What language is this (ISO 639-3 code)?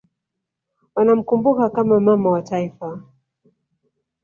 swa